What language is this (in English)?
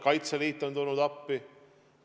Estonian